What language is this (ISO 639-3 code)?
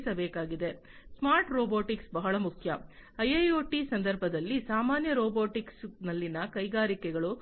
kan